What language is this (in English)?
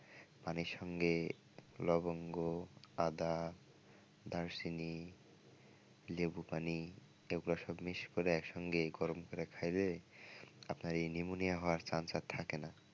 Bangla